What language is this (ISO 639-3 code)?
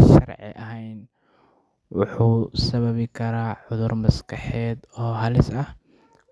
som